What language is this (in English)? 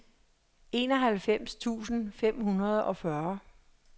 Danish